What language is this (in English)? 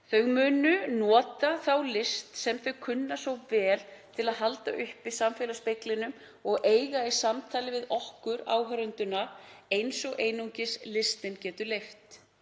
Icelandic